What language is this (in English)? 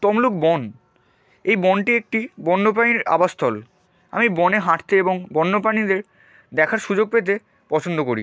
Bangla